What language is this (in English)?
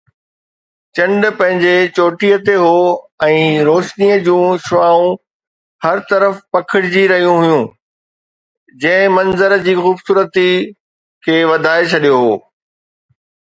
Sindhi